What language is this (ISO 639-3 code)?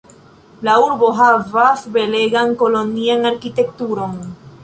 epo